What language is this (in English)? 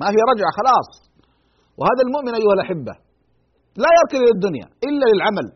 Arabic